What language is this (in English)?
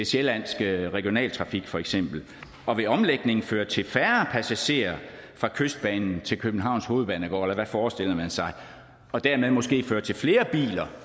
Danish